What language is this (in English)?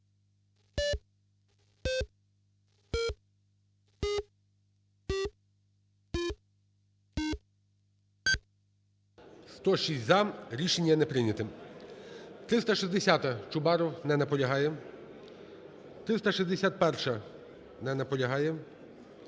Ukrainian